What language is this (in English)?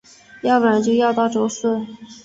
Chinese